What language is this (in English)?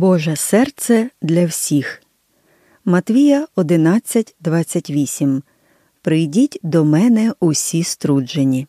Ukrainian